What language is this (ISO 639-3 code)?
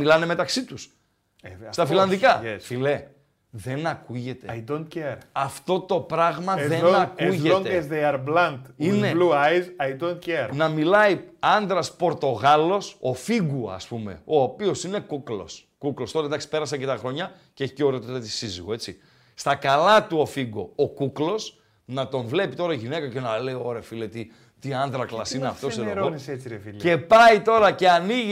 ell